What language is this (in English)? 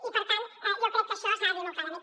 Catalan